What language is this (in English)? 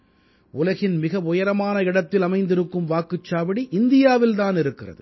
Tamil